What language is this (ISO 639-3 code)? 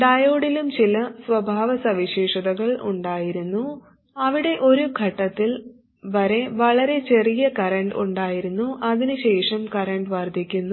mal